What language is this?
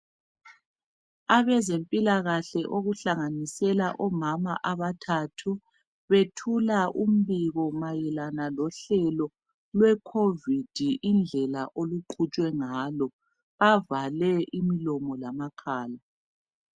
North Ndebele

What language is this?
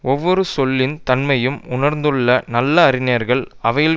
Tamil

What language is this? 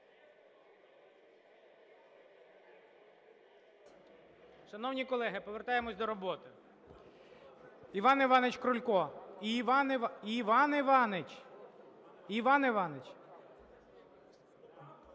Ukrainian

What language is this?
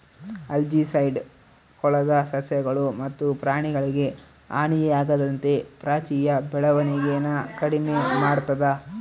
Kannada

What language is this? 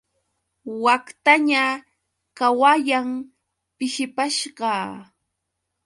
Yauyos Quechua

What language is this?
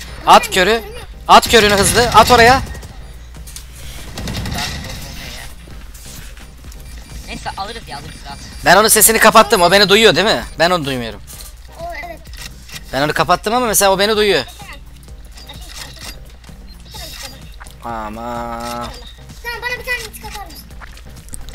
Turkish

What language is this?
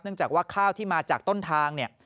Thai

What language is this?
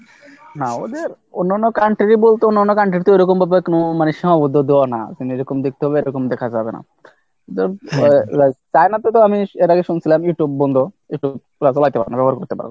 Bangla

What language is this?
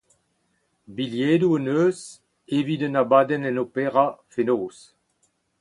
Breton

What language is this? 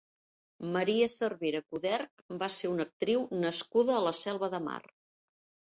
Catalan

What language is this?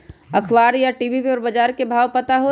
Magahi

